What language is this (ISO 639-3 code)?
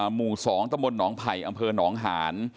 tha